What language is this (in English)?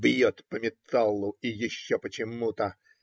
Russian